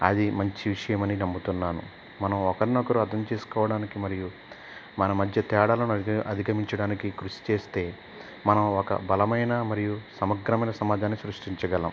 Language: Telugu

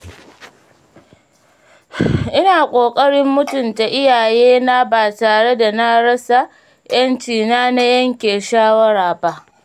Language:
Hausa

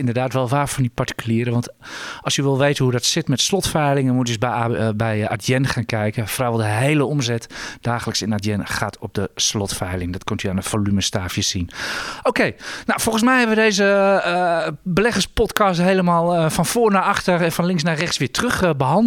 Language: Dutch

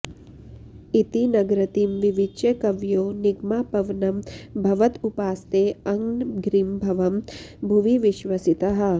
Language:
Sanskrit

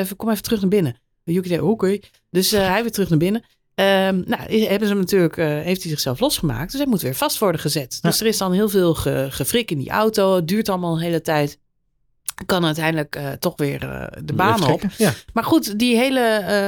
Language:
Dutch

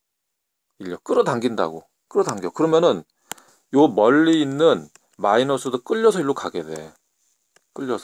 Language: Korean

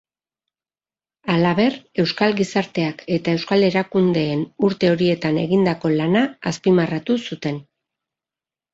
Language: Basque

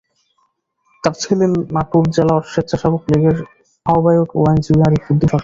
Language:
Bangla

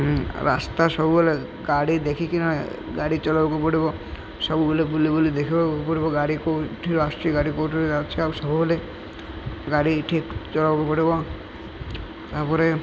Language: Odia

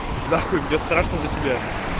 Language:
Russian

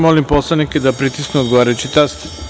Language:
Serbian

